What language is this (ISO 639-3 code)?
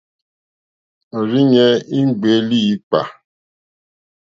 bri